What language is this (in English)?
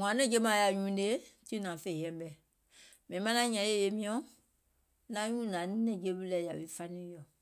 Gola